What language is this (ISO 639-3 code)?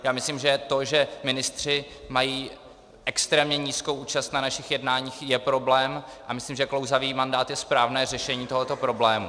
ces